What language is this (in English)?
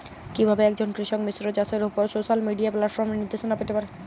Bangla